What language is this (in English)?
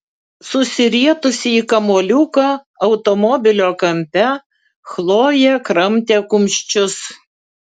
Lithuanian